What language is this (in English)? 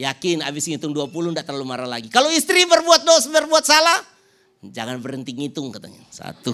Indonesian